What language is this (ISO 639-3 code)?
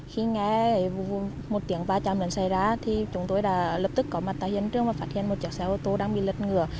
vie